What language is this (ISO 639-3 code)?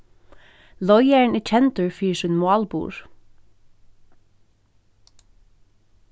fao